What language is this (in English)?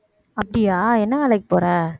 Tamil